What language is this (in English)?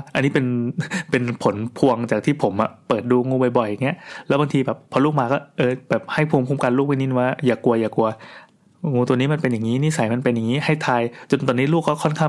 Thai